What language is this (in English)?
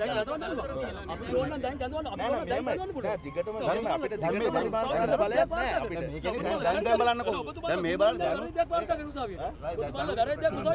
Hindi